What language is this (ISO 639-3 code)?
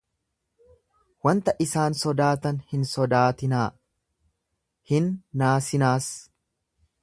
orm